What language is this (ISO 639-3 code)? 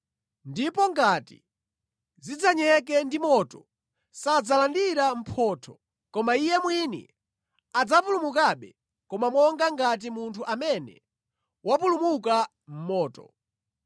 nya